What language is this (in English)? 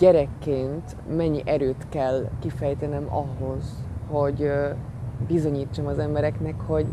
Hungarian